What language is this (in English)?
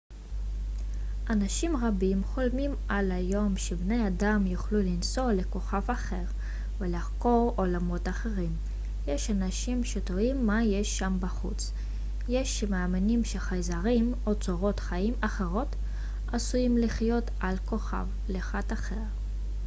Hebrew